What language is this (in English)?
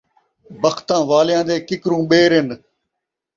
Saraiki